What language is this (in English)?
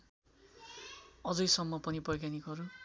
Nepali